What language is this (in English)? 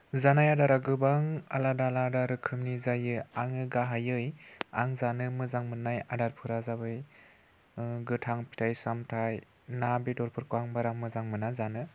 Bodo